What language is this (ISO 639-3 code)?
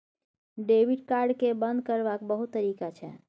mai